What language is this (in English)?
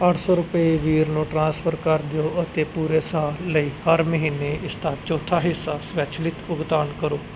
Punjabi